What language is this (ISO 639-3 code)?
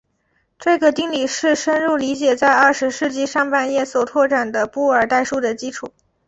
zho